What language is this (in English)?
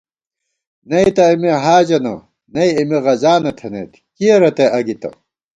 Gawar-Bati